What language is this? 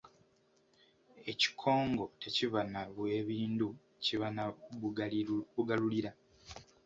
Ganda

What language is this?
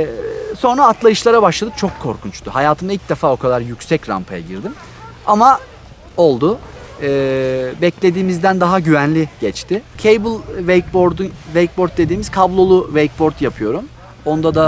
Turkish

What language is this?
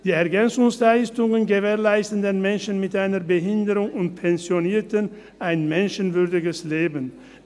Swiss German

